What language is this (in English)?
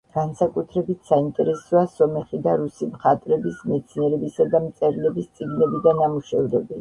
Georgian